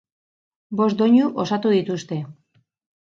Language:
Basque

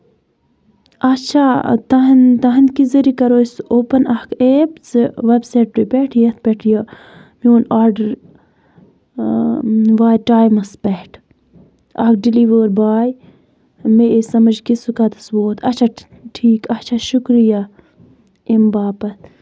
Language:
Kashmiri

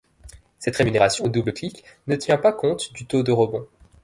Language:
French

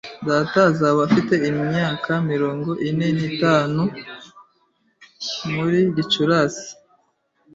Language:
Kinyarwanda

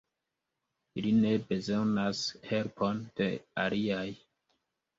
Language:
Esperanto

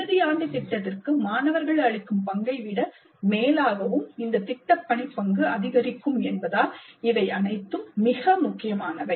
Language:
Tamil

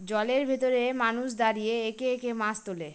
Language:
Bangla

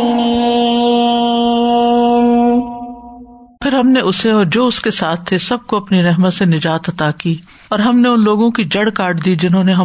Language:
Urdu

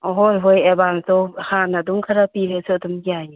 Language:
Manipuri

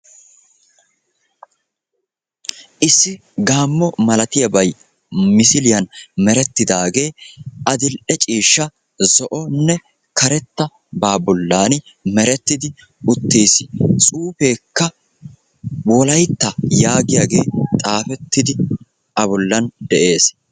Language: Wolaytta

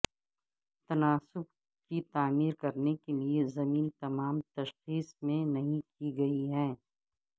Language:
Urdu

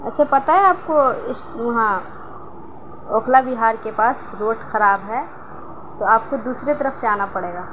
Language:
Urdu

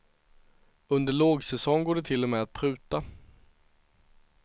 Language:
Swedish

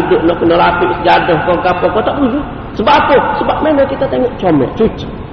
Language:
Malay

